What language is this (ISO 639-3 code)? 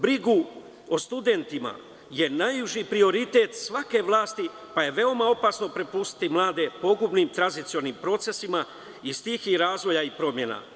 srp